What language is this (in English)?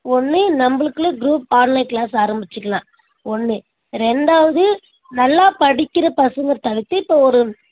Tamil